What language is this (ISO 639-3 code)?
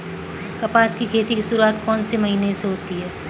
hin